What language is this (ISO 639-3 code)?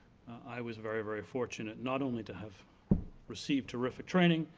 eng